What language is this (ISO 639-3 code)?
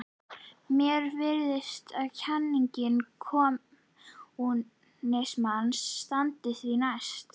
isl